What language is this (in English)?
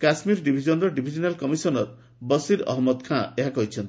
Odia